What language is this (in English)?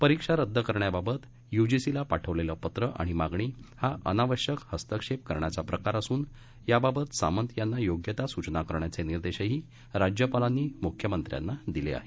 Marathi